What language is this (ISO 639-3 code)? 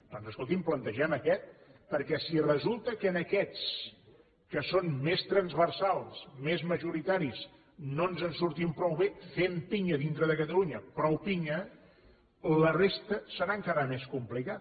cat